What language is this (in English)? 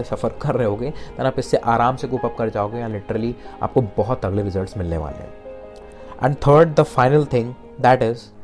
Hindi